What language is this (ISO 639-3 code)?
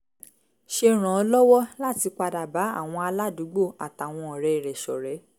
yor